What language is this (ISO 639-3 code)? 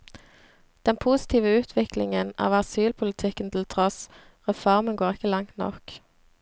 nor